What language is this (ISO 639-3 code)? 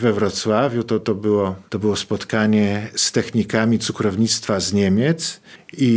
pol